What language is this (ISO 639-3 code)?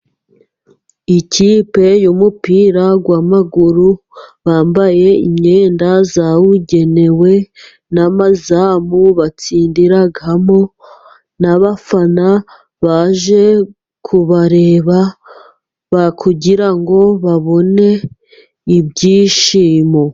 kin